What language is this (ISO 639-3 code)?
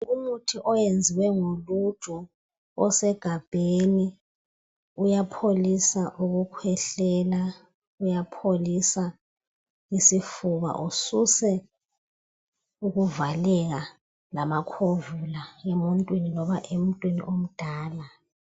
nde